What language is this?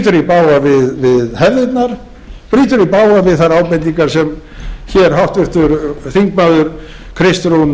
Icelandic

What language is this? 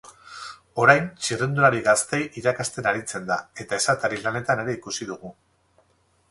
Basque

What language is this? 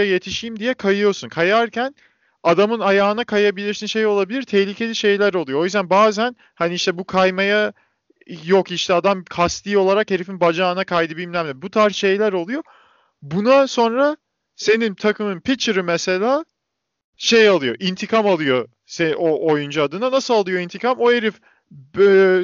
Turkish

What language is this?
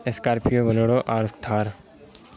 Urdu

